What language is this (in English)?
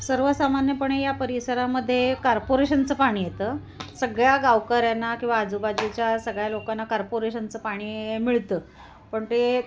Marathi